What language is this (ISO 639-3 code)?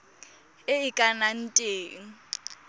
tsn